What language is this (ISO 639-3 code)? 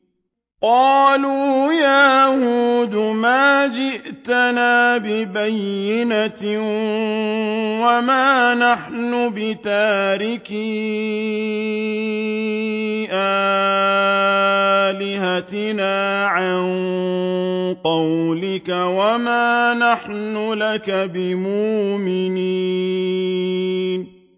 ara